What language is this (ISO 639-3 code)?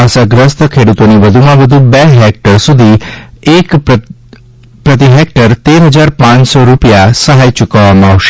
guj